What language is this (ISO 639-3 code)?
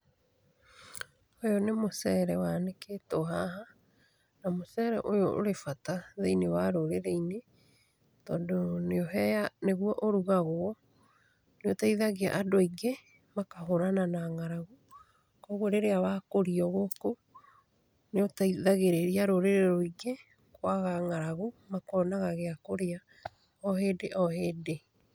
kik